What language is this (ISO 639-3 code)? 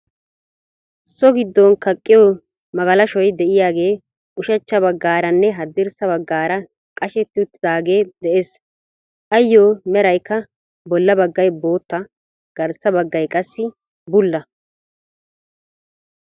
wal